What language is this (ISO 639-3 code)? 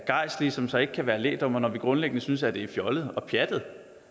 dan